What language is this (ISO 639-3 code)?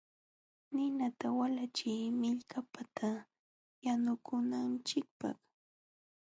qxw